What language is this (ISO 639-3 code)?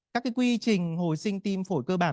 vie